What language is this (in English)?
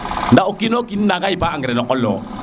Serer